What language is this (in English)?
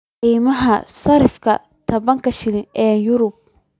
Somali